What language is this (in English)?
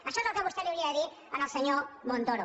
Catalan